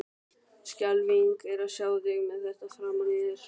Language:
Icelandic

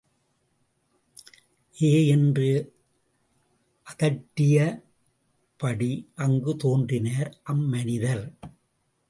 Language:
Tamil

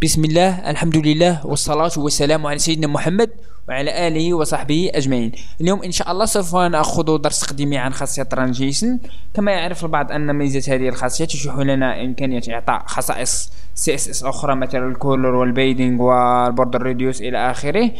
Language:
Arabic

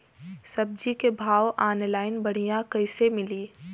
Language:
Bhojpuri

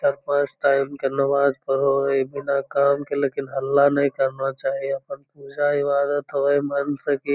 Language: Magahi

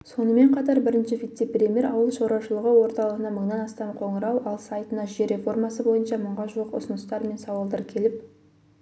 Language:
Kazakh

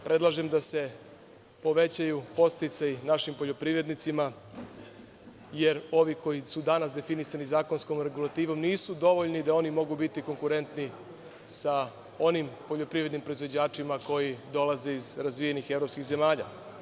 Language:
Serbian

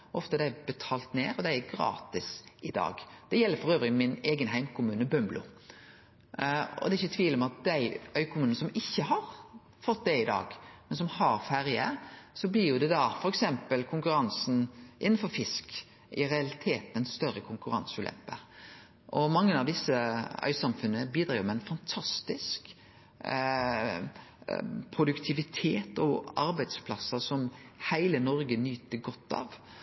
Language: Norwegian Nynorsk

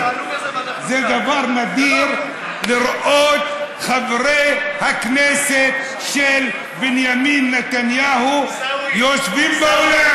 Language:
Hebrew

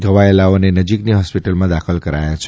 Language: Gujarati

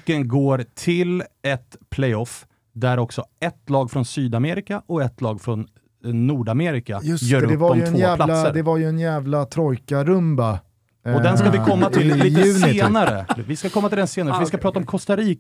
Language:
Swedish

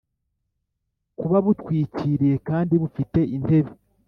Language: Kinyarwanda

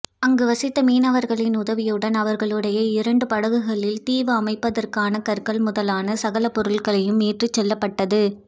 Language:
Tamil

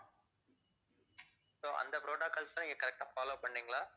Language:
Tamil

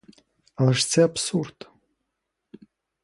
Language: Ukrainian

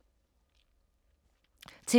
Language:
Danish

